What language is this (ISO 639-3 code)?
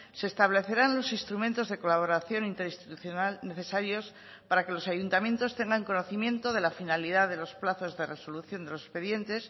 spa